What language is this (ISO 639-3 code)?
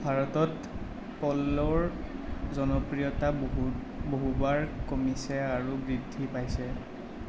asm